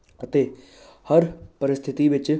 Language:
Punjabi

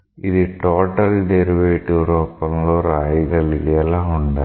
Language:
Telugu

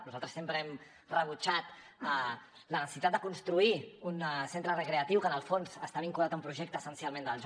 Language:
Catalan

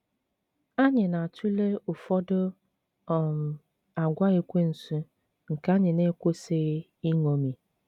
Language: Igbo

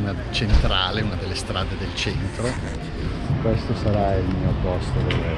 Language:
Italian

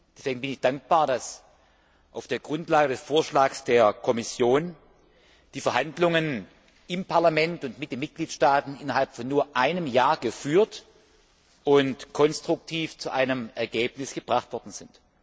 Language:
German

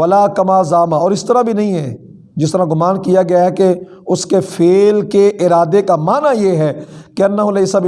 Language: Urdu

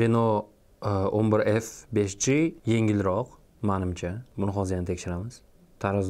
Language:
Turkish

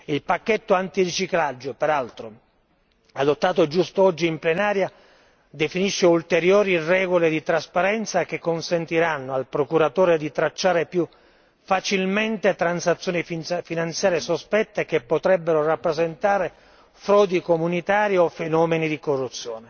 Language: Italian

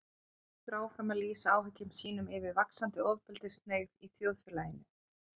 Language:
Icelandic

